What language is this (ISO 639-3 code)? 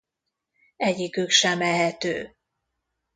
hun